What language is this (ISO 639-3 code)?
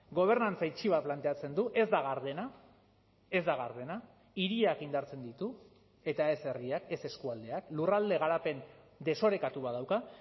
eus